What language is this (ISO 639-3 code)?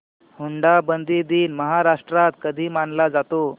mar